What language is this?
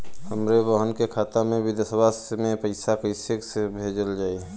Bhojpuri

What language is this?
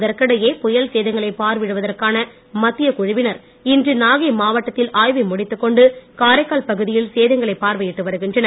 Tamil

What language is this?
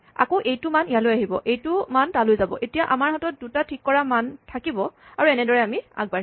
Assamese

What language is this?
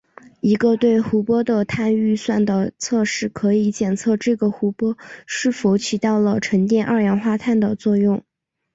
Chinese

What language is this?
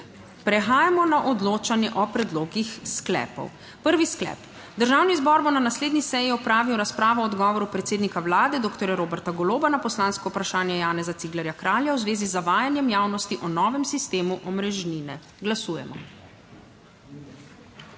Slovenian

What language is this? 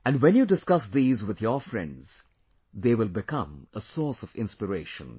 English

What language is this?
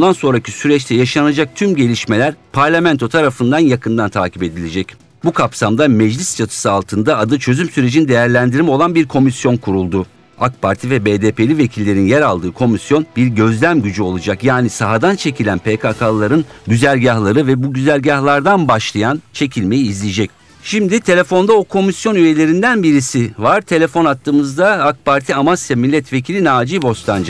Turkish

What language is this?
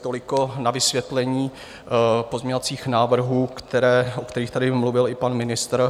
Czech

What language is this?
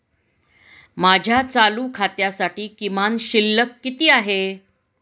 Marathi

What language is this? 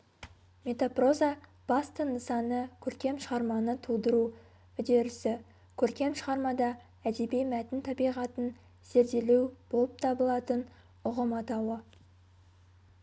Kazakh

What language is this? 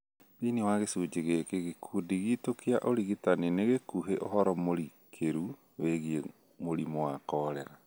Kikuyu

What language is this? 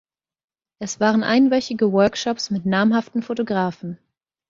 German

